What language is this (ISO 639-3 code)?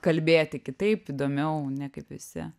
lit